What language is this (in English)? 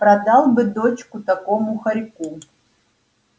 Russian